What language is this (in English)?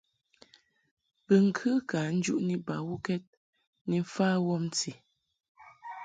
Mungaka